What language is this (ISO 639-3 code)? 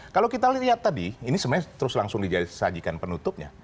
ind